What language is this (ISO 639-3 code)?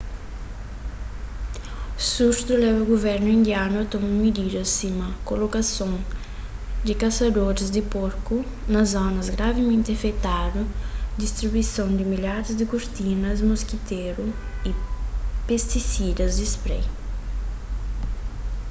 kea